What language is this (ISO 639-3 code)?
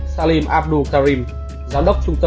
vie